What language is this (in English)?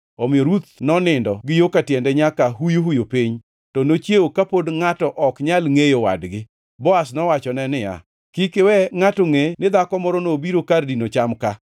Luo (Kenya and Tanzania)